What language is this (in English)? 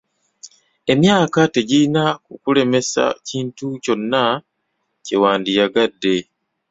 Ganda